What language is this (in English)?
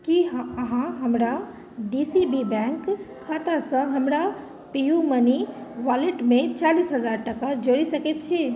Maithili